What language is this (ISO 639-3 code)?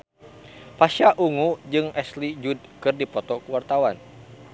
sun